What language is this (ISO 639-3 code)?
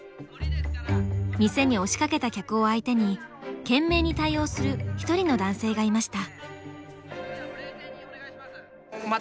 jpn